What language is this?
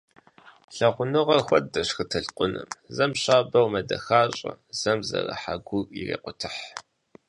Kabardian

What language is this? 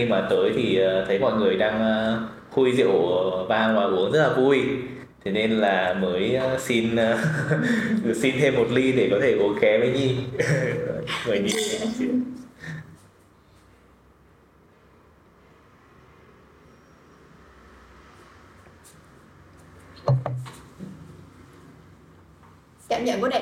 Vietnamese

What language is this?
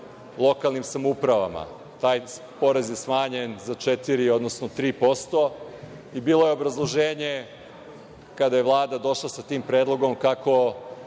Serbian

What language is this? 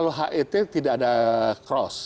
Indonesian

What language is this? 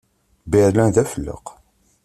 Kabyle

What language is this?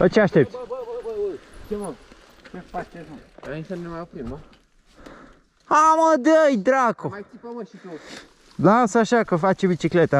Romanian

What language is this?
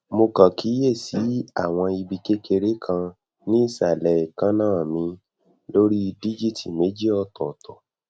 Yoruba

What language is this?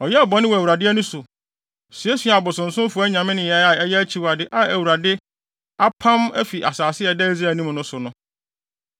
Akan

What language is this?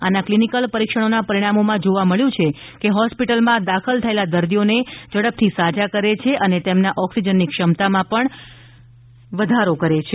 Gujarati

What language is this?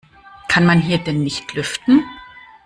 German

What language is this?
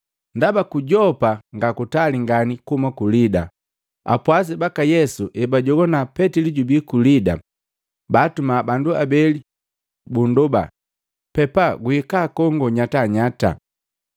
Matengo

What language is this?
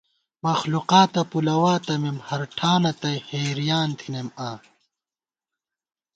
Gawar-Bati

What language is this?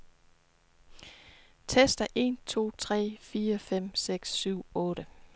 Danish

